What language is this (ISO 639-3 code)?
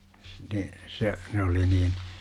fin